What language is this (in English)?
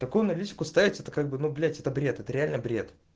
Russian